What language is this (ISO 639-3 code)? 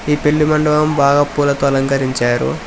tel